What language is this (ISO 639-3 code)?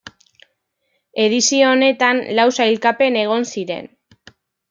eus